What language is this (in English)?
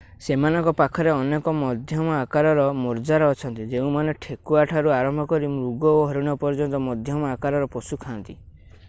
Odia